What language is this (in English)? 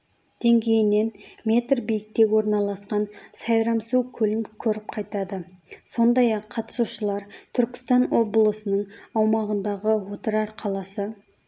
Kazakh